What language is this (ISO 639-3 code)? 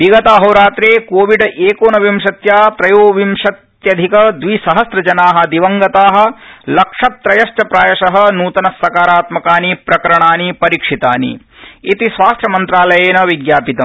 san